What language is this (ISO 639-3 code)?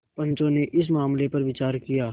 hin